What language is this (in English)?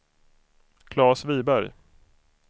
Swedish